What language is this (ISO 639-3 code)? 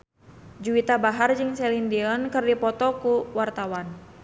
sun